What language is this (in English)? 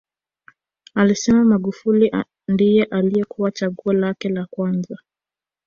Swahili